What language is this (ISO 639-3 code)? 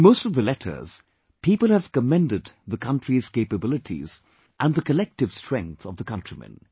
eng